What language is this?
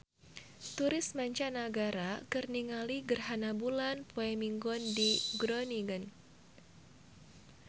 Sundanese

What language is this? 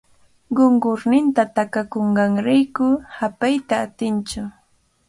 Cajatambo North Lima Quechua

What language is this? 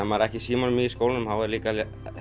Icelandic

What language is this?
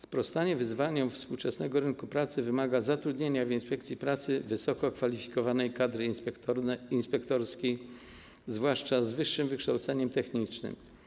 Polish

